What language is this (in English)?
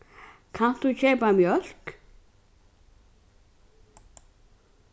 Faroese